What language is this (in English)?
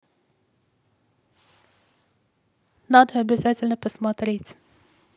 Russian